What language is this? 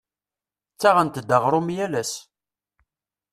Kabyle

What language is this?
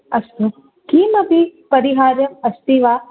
Sanskrit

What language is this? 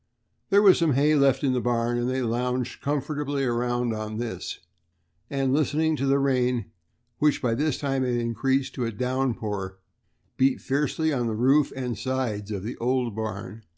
English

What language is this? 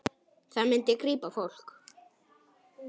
Icelandic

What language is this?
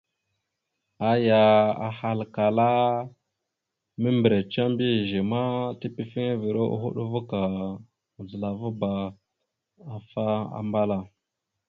Mada (Cameroon)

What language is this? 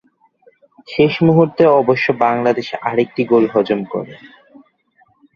Bangla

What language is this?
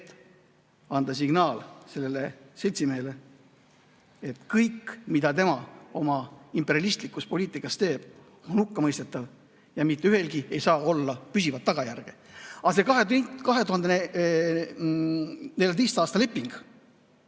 Estonian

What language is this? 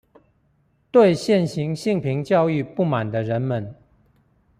Chinese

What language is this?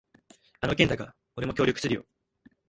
Japanese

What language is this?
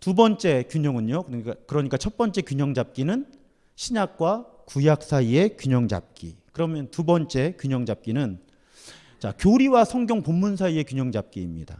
Korean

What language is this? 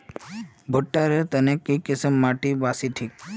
Magahi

